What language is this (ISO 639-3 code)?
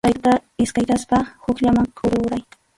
qxu